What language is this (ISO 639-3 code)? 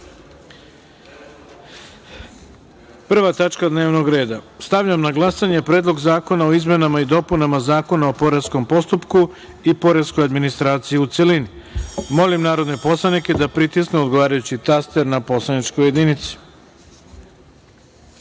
srp